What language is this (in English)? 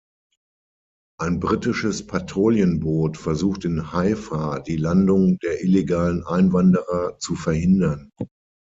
German